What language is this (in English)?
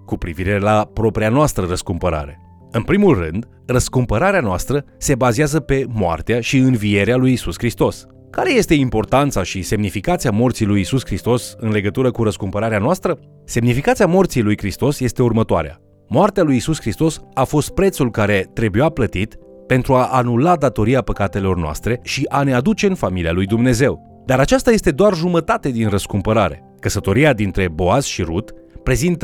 Romanian